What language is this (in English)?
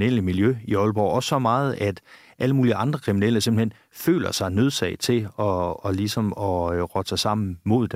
Danish